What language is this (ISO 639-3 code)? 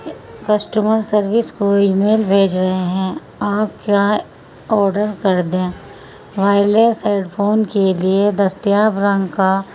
urd